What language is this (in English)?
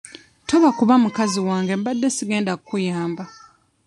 Ganda